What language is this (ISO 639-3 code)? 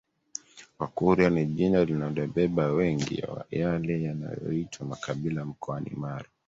swa